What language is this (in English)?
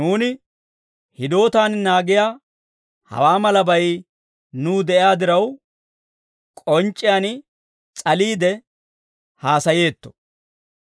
Dawro